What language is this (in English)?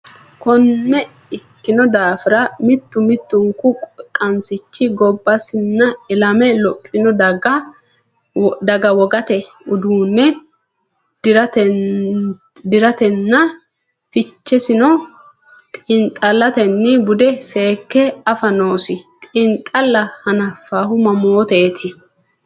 Sidamo